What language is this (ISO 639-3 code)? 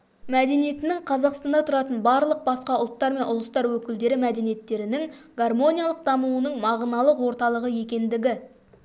kaz